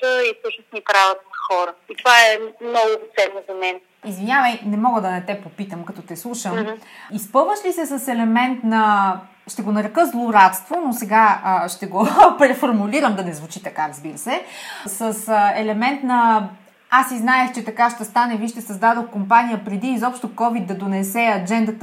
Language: Bulgarian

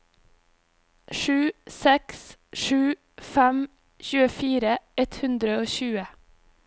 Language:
Norwegian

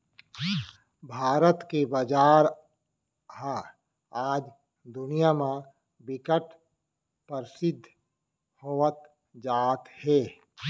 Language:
Chhattisgarhi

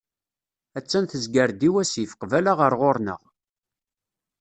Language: Kabyle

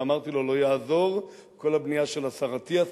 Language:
Hebrew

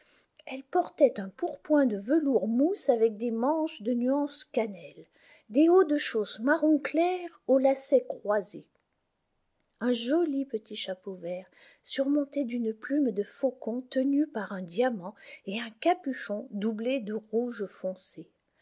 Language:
French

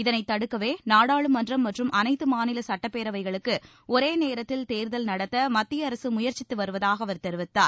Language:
Tamil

